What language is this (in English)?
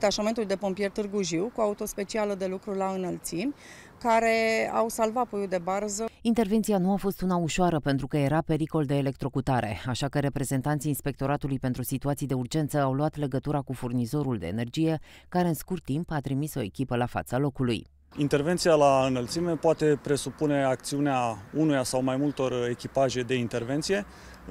Romanian